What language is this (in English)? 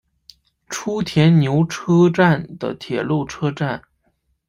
Chinese